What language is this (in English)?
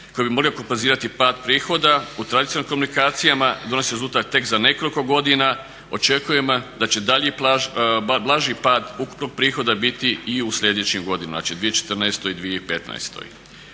Croatian